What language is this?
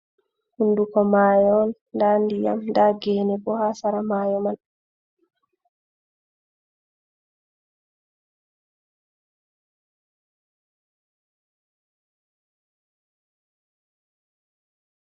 Fula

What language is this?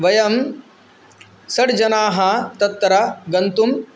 Sanskrit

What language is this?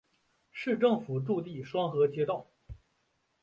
Chinese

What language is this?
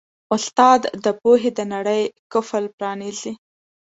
Pashto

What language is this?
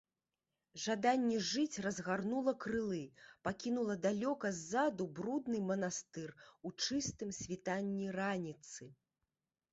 Belarusian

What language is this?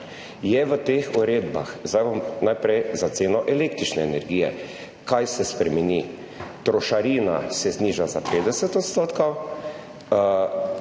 Slovenian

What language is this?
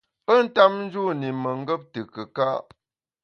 Bamun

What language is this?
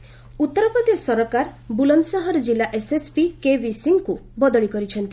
Odia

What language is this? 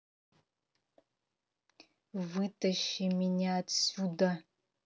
Russian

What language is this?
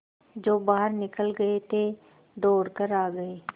Hindi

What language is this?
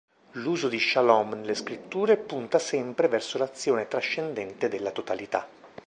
Italian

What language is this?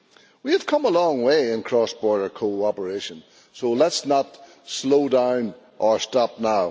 English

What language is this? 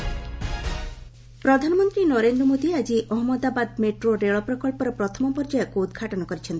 Odia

